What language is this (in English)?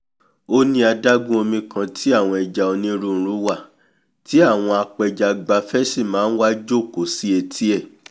Yoruba